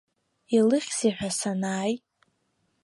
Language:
Abkhazian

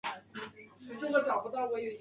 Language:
Chinese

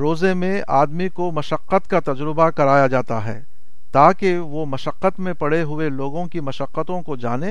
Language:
Urdu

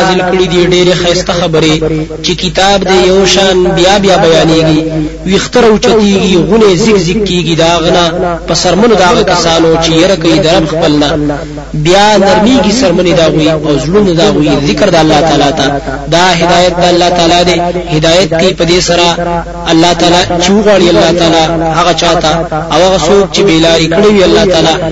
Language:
Arabic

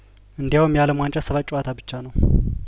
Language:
Amharic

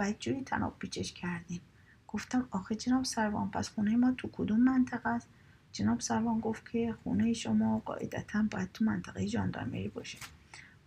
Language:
Persian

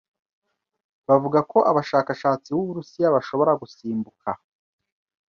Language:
Kinyarwanda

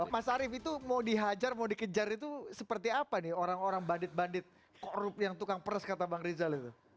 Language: Indonesian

